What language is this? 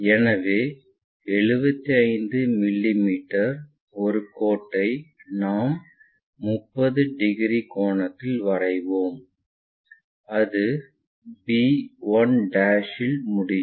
Tamil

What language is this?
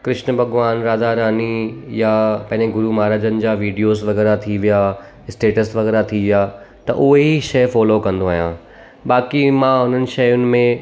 Sindhi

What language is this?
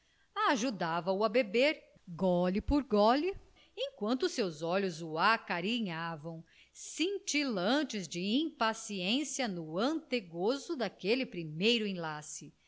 Portuguese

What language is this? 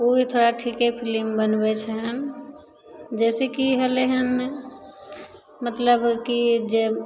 Maithili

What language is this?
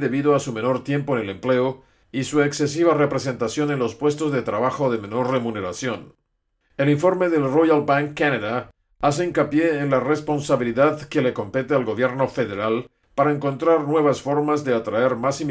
Spanish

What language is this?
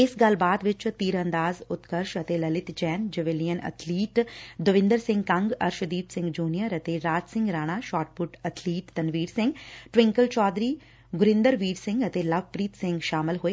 Punjabi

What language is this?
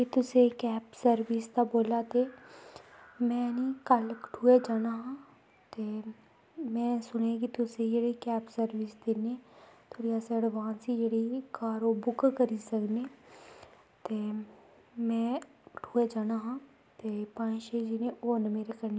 Dogri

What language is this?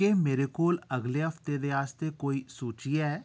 Dogri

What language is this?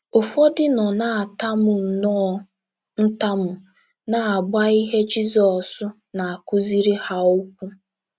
Igbo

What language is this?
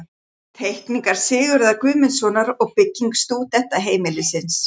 Icelandic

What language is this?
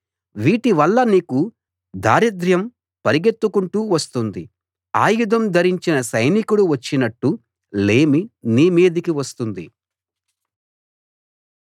Telugu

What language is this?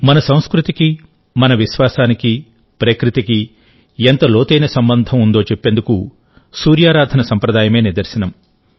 Telugu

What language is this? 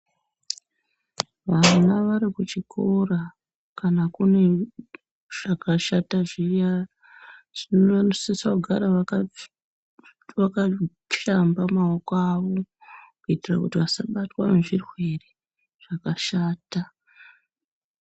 Ndau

